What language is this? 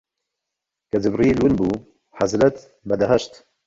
Central Kurdish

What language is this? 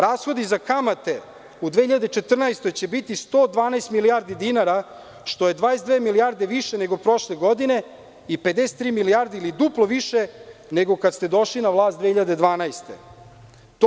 Serbian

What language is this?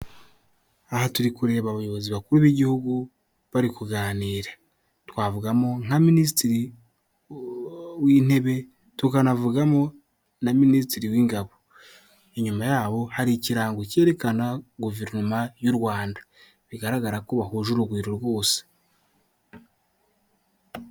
Kinyarwanda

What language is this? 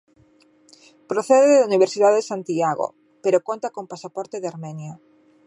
Galician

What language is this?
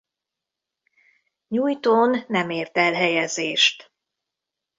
Hungarian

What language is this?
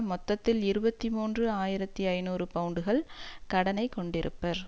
Tamil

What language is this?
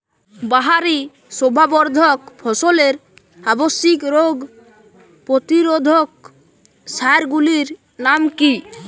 Bangla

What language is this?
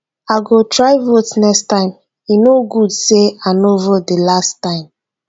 Nigerian Pidgin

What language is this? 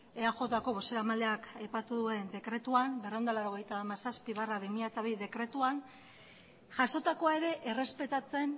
Basque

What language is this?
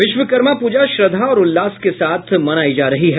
Hindi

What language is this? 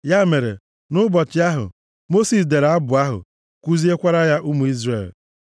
Igbo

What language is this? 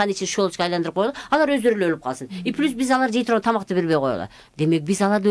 Turkish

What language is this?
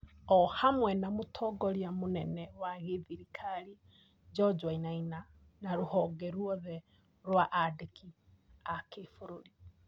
Kikuyu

